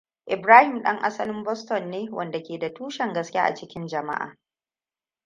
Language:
Hausa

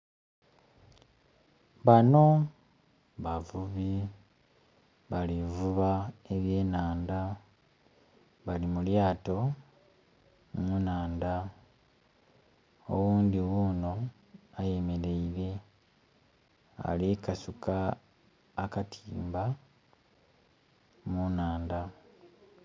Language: Soga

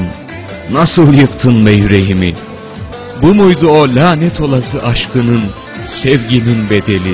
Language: Turkish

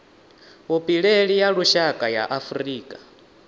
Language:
Venda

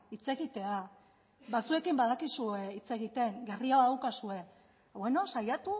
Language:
Basque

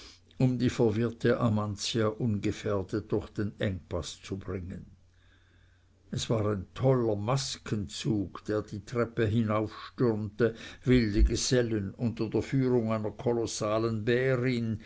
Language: German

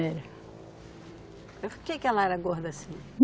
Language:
Portuguese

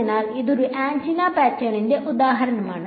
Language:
Malayalam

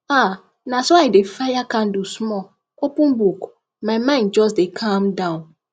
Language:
Nigerian Pidgin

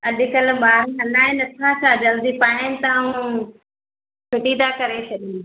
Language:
Sindhi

